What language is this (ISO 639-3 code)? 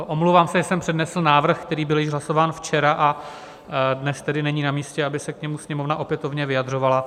ces